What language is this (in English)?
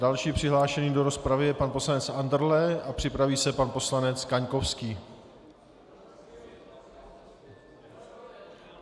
Czech